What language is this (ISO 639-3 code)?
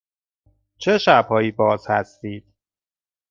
fas